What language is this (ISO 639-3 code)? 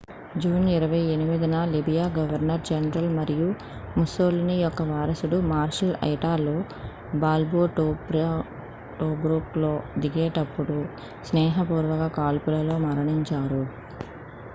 tel